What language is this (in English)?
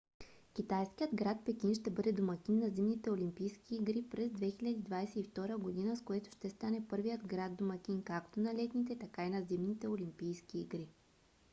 Bulgarian